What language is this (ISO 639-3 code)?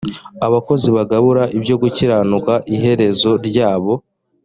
kin